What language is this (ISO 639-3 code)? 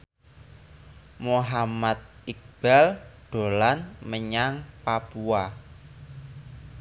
jav